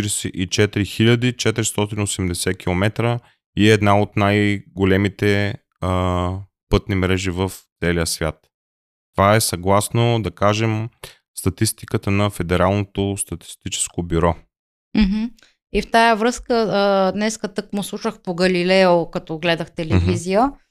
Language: Bulgarian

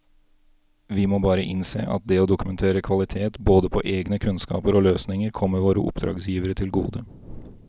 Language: Norwegian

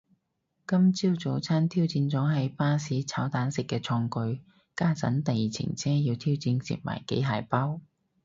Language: Cantonese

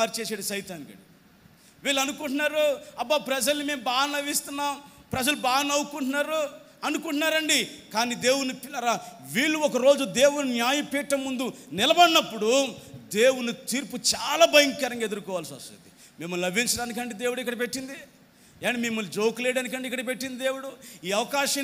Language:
Hindi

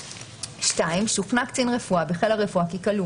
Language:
Hebrew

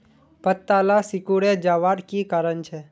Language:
Magahi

